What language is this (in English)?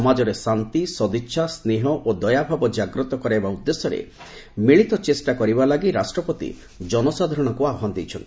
Odia